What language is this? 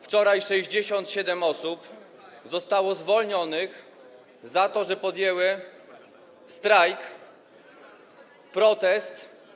Polish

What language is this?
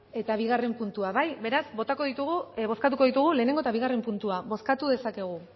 Basque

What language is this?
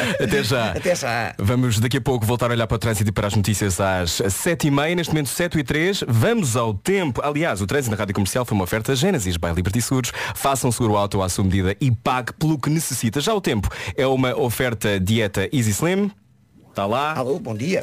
Portuguese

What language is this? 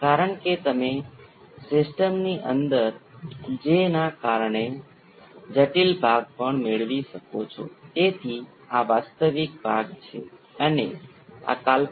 Gujarati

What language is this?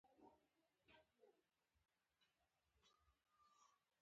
Pashto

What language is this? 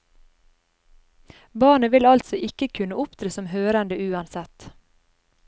Norwegian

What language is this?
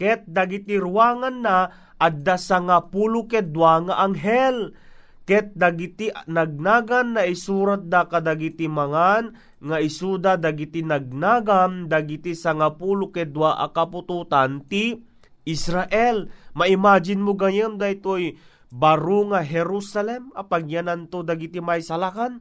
Filipino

